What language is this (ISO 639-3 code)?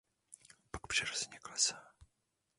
ces